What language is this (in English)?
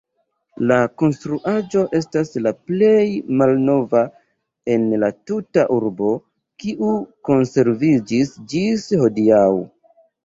Esperanto